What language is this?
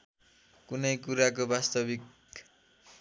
Nepali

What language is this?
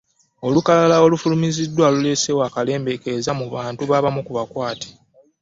Ganda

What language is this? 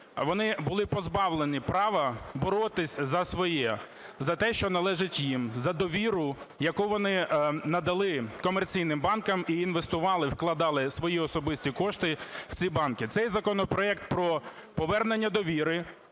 Ukrainian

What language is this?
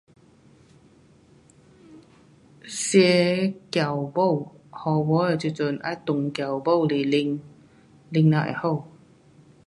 Pu-Xian Chinese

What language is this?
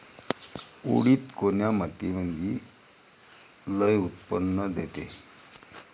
Marathi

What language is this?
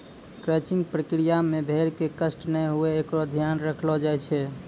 Maithili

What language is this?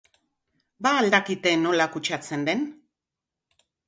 Basque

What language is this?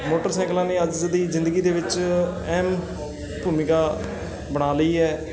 Punjabi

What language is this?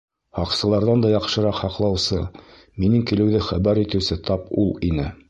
Bashkir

